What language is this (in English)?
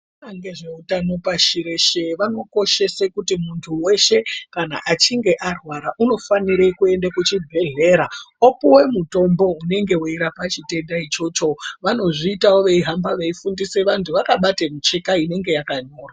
Ndau